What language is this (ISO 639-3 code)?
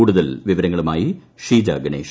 mal